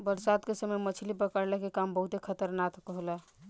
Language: Bhojpuri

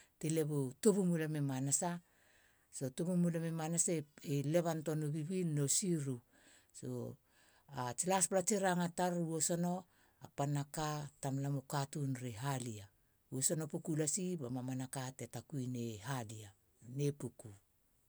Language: Halia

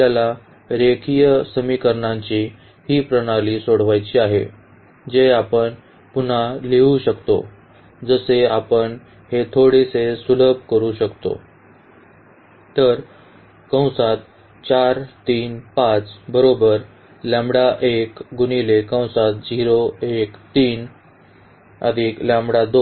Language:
Marathi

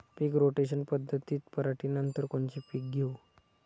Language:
Marathi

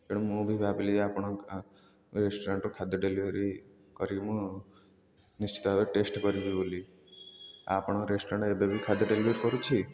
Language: Odia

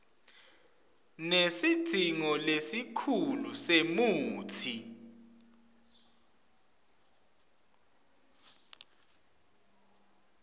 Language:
Swati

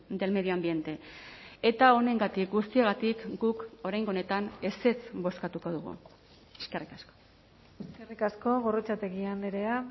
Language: Basque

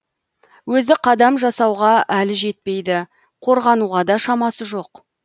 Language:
Kazakh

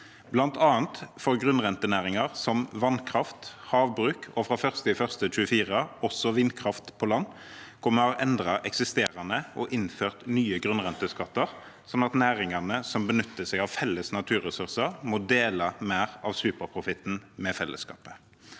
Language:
Norwegian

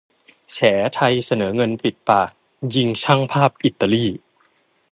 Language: Thai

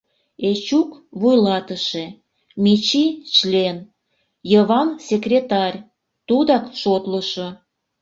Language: Mari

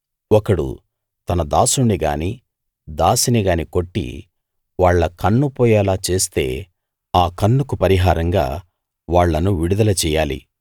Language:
Telugu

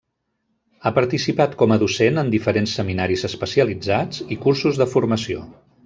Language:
Catalan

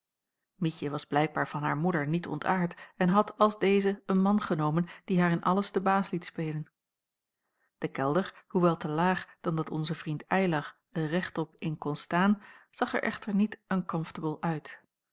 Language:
Dutch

